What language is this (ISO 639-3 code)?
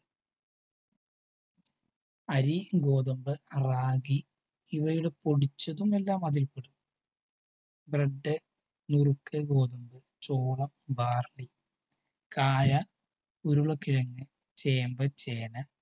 mal